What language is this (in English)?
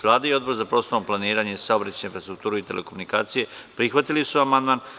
Serbian